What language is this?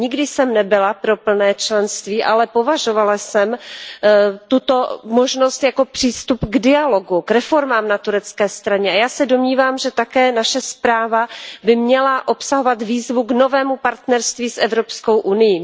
Czech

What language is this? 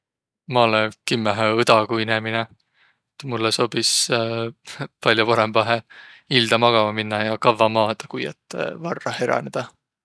Võro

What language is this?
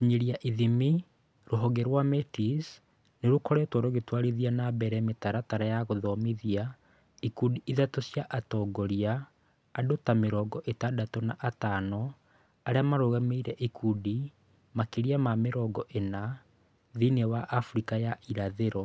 Kikuyu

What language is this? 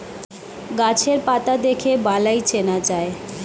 Bangla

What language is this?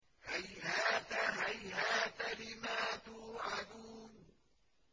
Arabic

